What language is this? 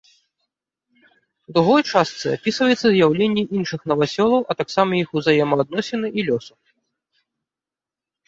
Belarusian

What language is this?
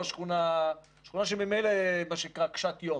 Hebrew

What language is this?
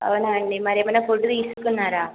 Telugu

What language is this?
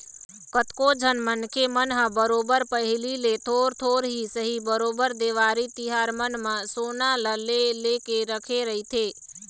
Chhattisgarhi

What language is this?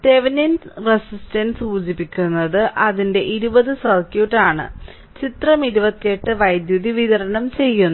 Malayalam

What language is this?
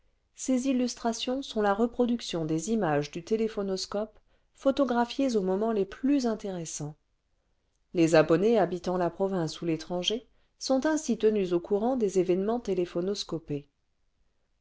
French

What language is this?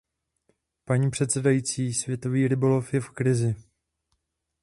Czech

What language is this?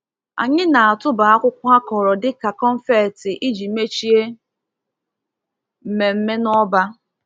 Igbo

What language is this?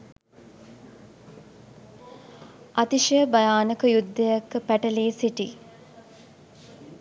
Sinhala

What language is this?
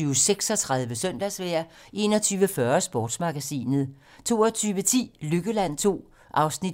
Danish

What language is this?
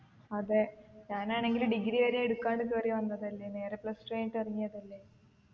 Malayalam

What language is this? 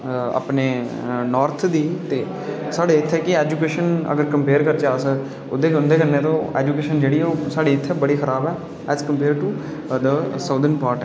Dogri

